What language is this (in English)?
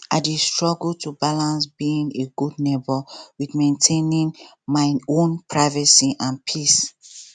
Nigerian Pidgin